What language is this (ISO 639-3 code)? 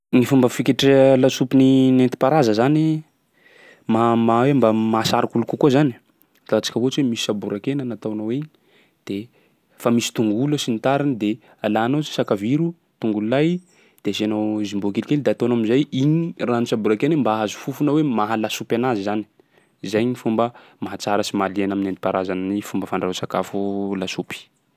skg